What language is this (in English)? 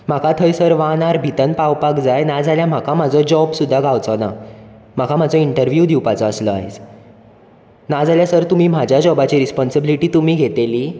Konkani